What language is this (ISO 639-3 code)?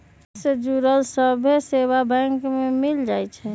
mag